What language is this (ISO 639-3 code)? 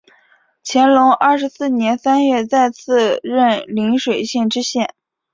zho